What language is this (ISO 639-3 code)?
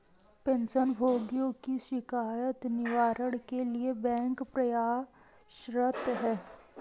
hin